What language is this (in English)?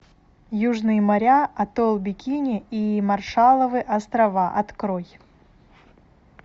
Russian